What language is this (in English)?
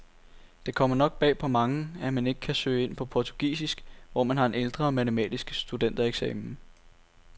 Danish